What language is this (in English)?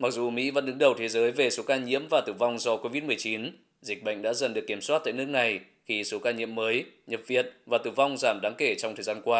Vietnamese